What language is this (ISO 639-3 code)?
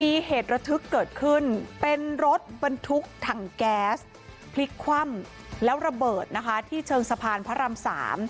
tha